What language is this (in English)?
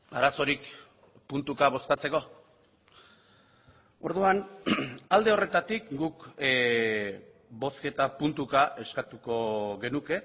Basque